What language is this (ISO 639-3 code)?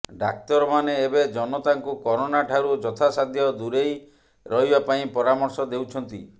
ori